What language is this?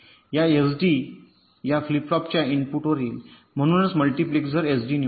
Marathi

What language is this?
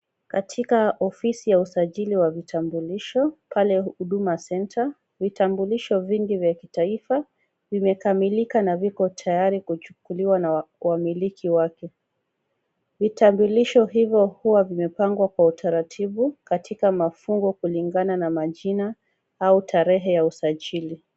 Swahili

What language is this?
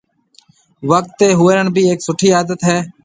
Marwari (Pakistan)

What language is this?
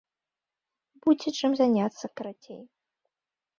Belarusian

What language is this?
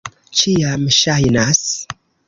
Esperanto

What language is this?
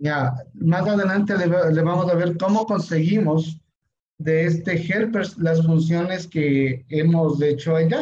Spanish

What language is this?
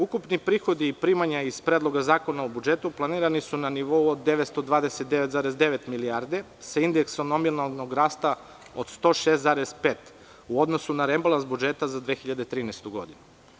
Serbian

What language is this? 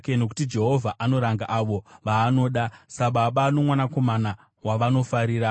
Shona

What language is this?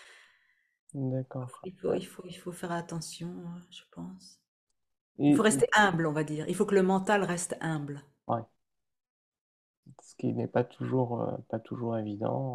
French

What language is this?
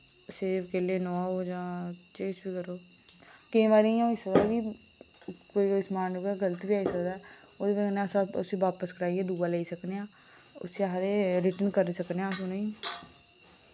Dogri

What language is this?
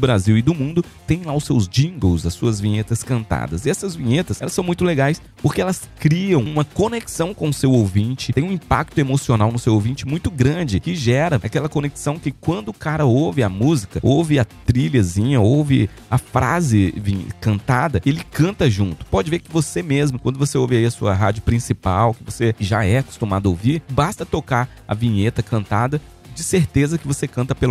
Portuguese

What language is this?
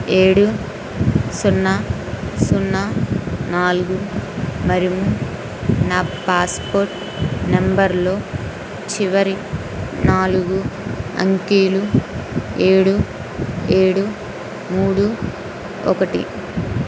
Telugu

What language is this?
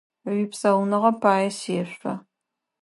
Adyghe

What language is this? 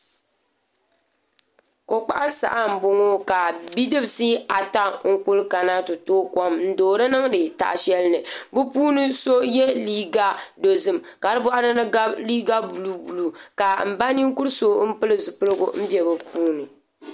Dagbani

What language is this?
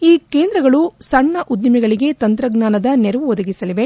Kannada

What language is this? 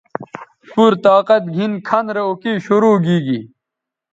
Bateri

